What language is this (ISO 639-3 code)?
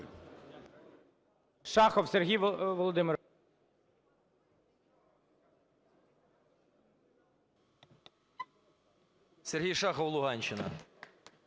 ukr